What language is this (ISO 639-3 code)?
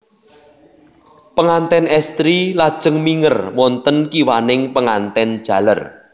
jav